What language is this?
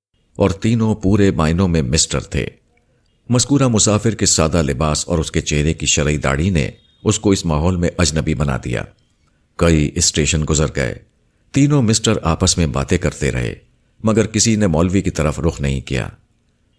Urdu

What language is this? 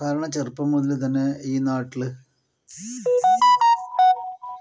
Malayalam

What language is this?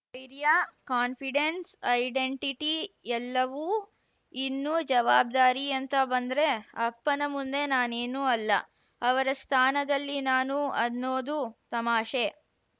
Kannada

